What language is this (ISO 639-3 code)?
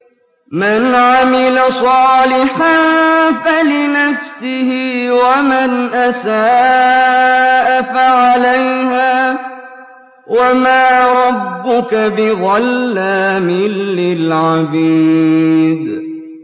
ara